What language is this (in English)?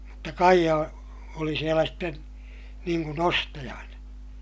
Finnish